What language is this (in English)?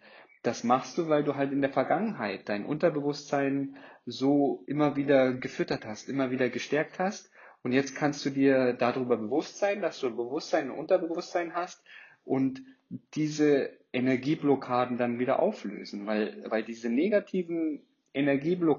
German